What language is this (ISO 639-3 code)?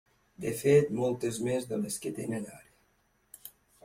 cat